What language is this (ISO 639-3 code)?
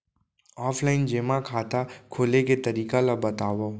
hne